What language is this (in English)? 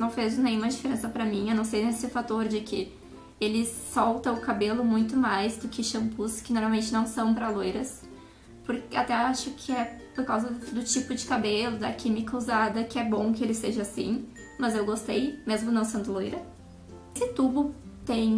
Portuguese